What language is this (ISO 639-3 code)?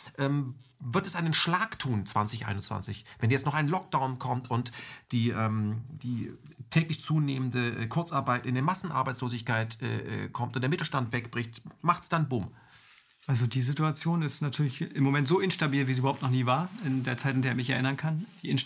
deu